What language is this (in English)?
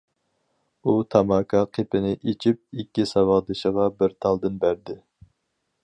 Uyghur